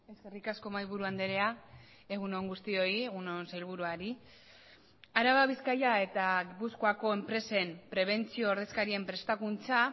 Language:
Basque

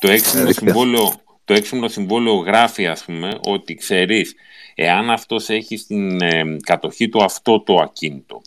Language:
Greek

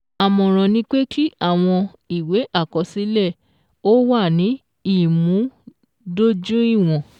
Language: Yoruba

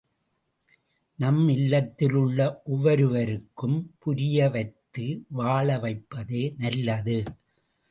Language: Tamil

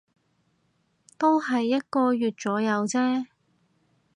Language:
Cantonese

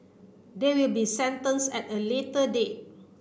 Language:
English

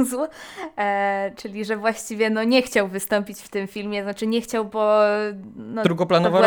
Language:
Polish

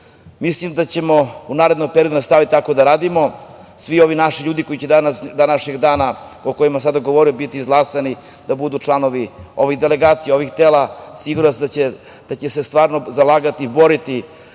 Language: Serbian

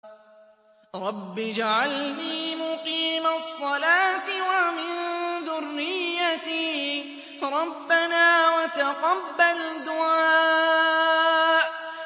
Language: Arabic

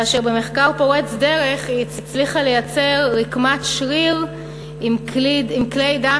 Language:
Hebrew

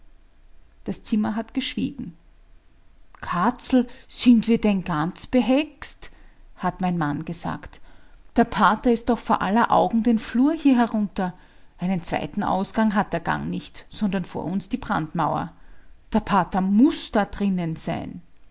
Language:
German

